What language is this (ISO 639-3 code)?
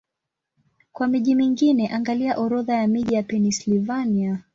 swa